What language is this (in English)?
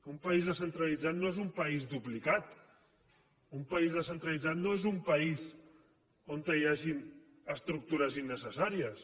Catalan